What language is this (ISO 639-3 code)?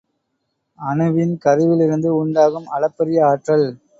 tam